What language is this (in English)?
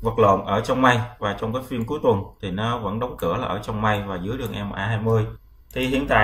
Vietnamese